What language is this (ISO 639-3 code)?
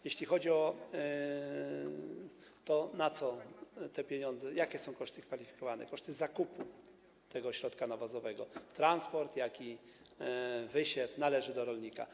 pol